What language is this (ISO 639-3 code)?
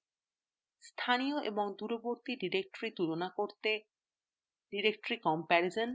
ben